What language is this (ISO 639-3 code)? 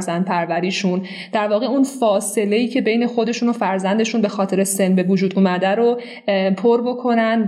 fas